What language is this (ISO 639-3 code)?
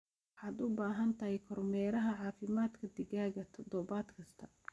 som